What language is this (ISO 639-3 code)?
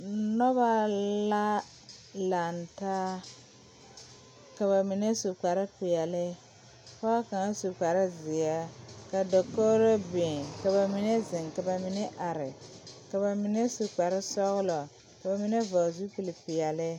dga